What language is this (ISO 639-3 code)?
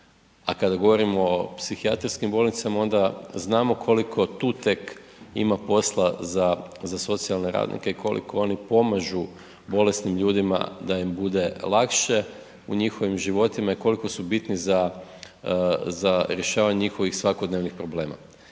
hrv